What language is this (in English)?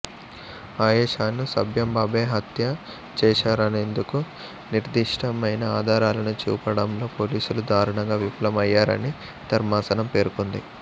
Telugu